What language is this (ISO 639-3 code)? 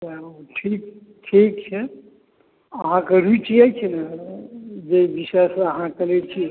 mai